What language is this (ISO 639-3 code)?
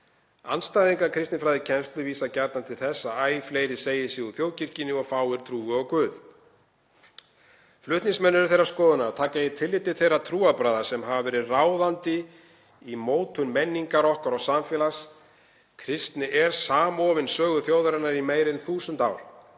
isl